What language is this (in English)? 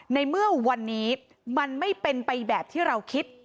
Thai